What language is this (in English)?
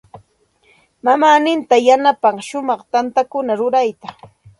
Santa Ana de Tusi Pasco Quechua